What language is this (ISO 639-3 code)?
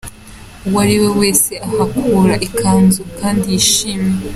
kin